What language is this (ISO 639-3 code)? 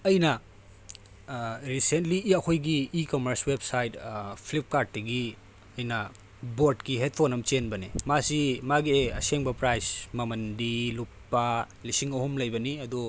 mni